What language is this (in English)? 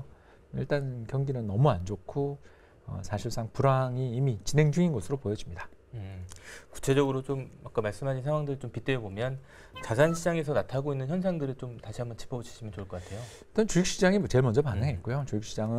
Korean